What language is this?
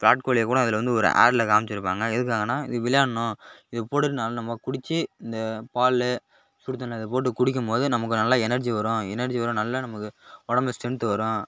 Tamil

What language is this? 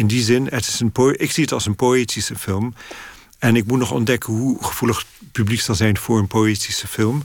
Dutch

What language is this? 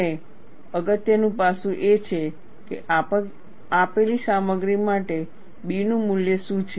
Gujarati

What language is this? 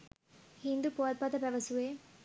Sinhala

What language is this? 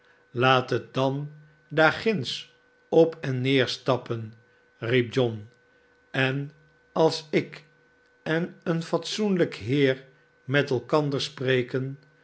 Dutch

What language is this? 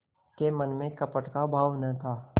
Hindi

